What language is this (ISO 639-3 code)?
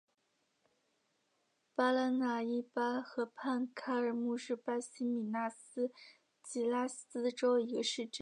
zho